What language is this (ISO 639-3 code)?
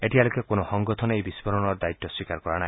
asm